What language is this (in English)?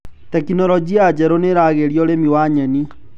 Kikuyu